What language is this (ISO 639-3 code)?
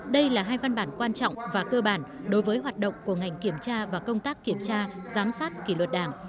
vie